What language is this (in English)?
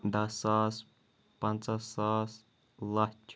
Kashmiri